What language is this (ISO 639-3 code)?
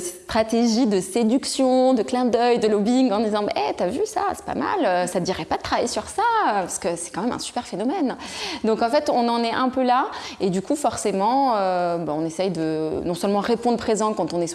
fra